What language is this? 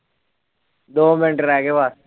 Punjabi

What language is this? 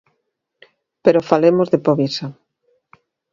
Galician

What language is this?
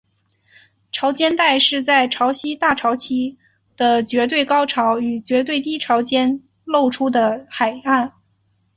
Chinese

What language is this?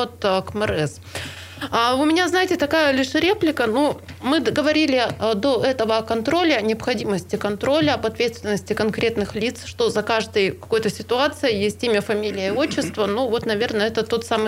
Russian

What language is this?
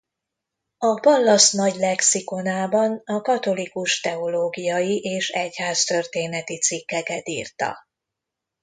Hungarian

